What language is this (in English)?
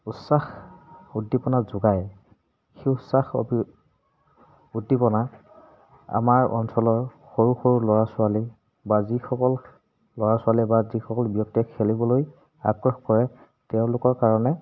Assamese